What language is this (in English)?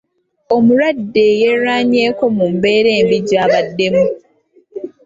Ganda